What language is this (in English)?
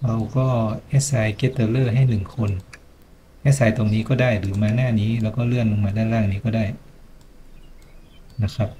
Thai